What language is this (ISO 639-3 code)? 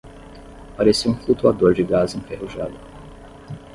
por